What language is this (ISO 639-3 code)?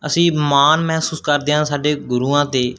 pan